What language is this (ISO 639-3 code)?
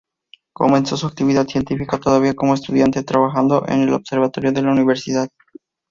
spa